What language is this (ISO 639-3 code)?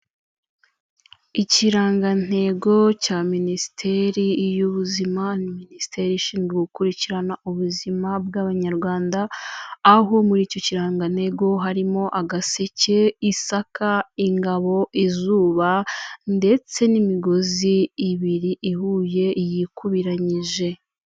kin